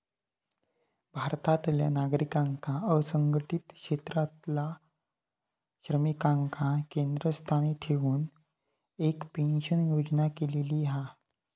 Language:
Marathi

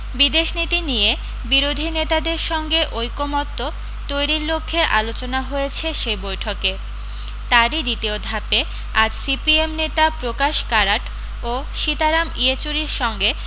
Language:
Bangla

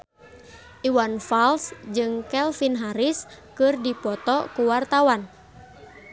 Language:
Sundanese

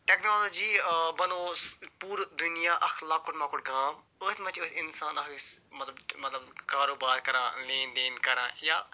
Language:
Kashmiri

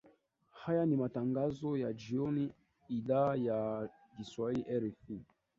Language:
Swahili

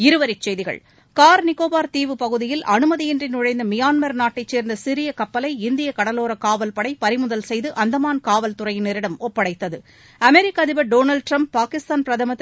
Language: Tamil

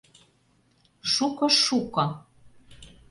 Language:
Mari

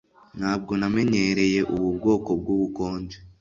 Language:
Kinyarwanda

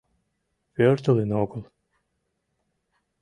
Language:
Mari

